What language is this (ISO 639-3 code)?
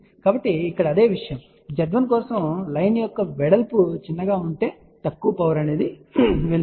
tel